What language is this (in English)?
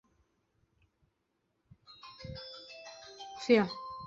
Chinese